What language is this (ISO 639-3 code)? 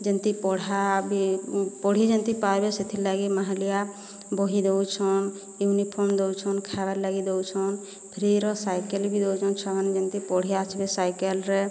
ori